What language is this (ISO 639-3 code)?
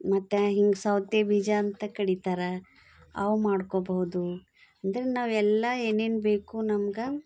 kan